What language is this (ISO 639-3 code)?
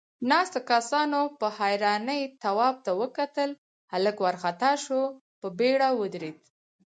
pus